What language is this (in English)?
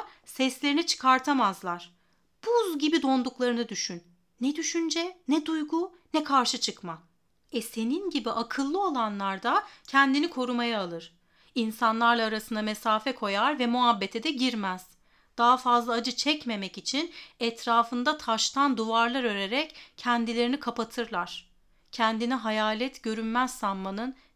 Turkish